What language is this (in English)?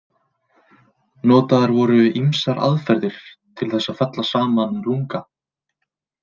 Icelandic